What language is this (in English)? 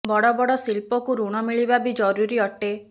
Odia